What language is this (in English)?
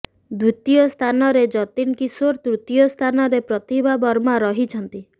Odia